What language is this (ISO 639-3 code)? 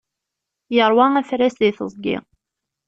kab